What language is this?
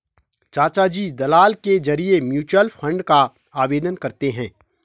Hindi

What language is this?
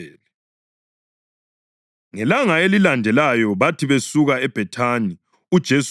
North Ndebele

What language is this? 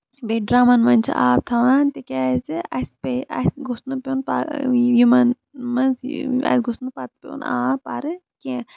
Kashmiri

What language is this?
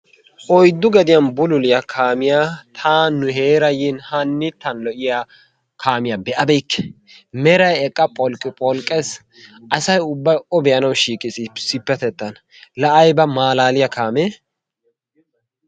Wolaytta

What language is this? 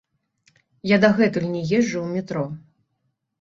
Belarusian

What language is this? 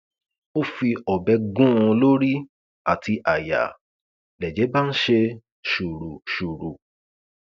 Yoruba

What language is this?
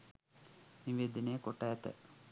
Sinhala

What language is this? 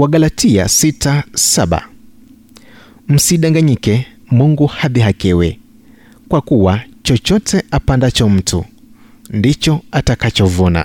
Swahili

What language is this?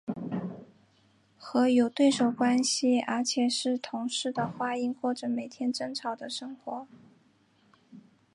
Chinese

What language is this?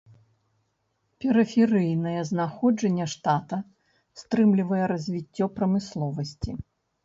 Belarusian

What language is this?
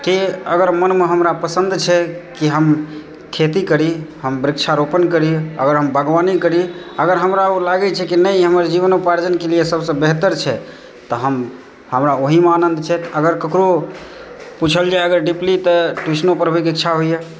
Maithili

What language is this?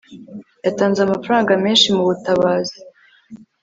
Kinyarwanda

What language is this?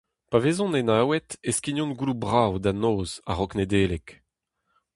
Breton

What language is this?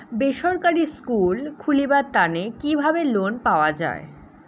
Bangla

